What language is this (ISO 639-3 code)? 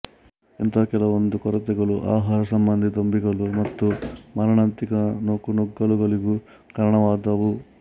kan